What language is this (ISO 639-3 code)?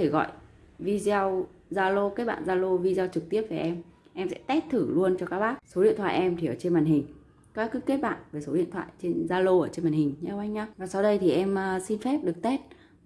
vie